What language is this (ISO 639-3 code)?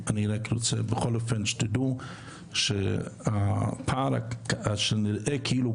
heb